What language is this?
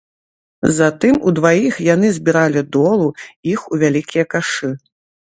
Belarusian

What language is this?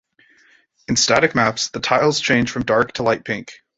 English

